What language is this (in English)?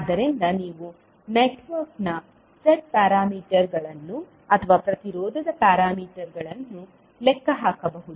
Kannada